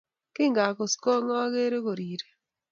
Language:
Kalenjin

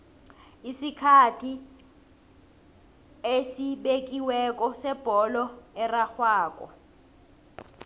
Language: South Ndebele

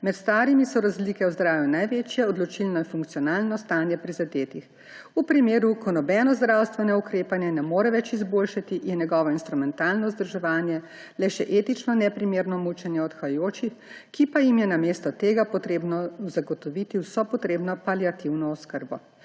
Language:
Slovenian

